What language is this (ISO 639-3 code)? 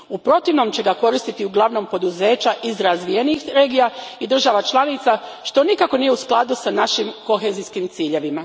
hrv